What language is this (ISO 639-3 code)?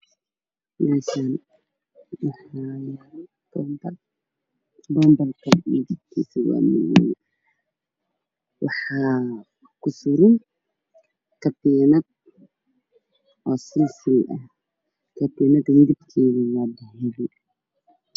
som